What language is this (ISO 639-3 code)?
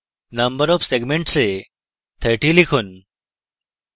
ben